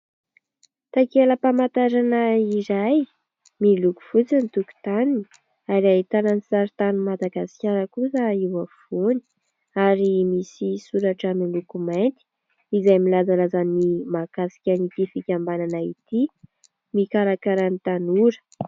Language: Malagasy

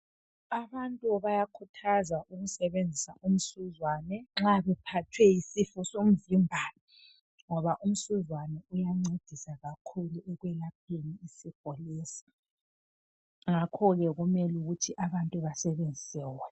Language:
North Ndebele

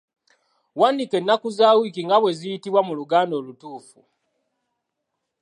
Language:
Ganda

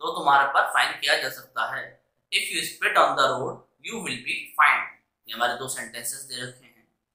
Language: Hindi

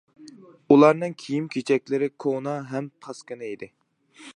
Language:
Uyghur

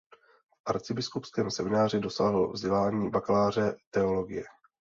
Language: Czech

